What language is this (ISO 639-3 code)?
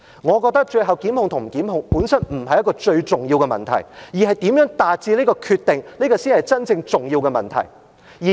yue